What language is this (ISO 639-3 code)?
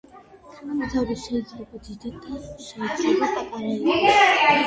kat